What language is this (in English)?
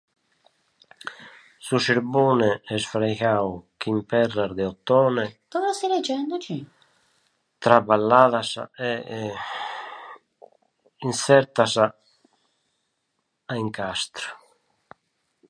Italian